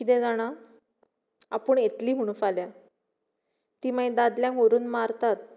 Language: Konkani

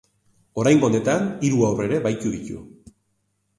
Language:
Basque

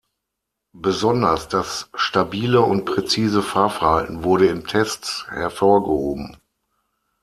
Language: German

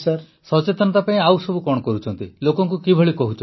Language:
Odia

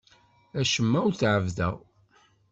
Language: Kabyle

